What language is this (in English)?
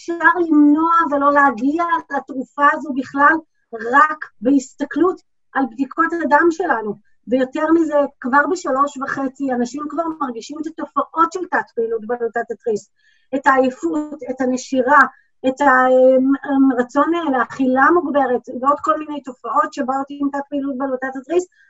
Hebrew